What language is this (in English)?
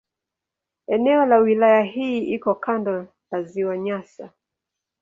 Swahili